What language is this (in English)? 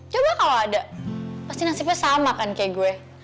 Indonesian